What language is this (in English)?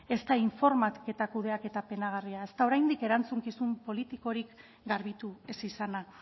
Basque